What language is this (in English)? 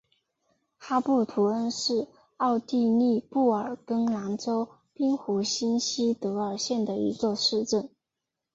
Chinese